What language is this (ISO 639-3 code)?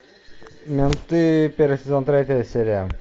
rus